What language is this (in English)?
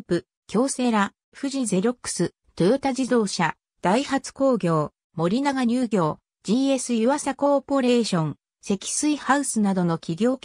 Japanese